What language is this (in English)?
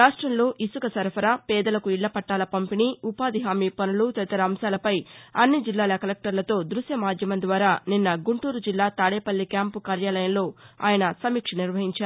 Telugu